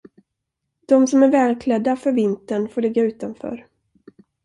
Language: Swedish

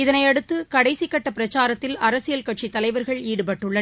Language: Tamil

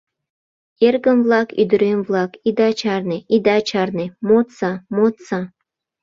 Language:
Mari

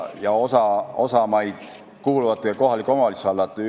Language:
Estonian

